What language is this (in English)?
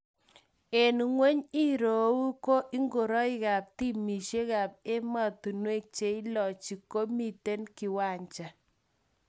Kalenjin